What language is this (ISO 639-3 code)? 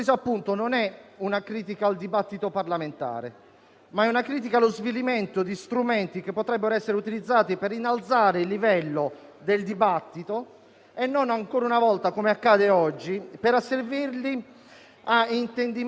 ita